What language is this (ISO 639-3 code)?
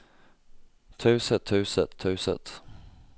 nor